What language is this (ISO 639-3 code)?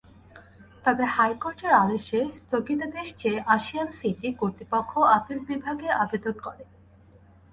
ben